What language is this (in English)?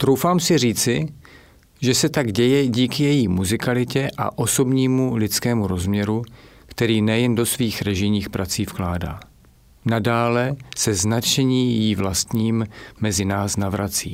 Czech